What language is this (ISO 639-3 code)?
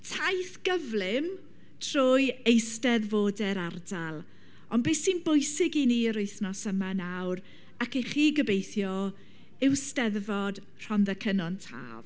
cym